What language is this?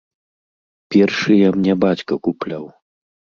Belarusian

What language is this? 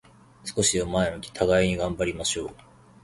Japanese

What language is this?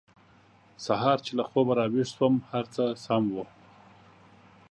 Pashto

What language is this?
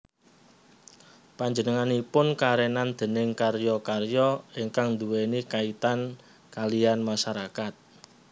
Javanese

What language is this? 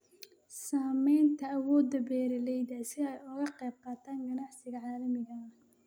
Somali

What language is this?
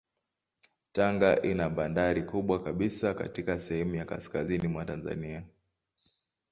Swahili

